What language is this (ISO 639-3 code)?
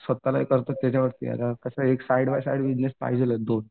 mar